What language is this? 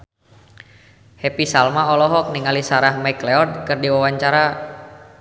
Sundanese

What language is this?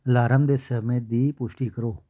Punjabi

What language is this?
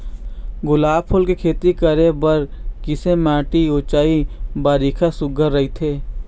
Chhattisgarhi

